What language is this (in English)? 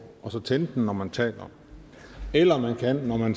Danish